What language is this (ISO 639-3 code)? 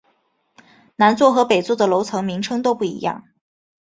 zho